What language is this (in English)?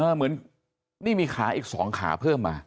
Thai